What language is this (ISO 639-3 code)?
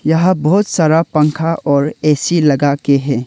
hin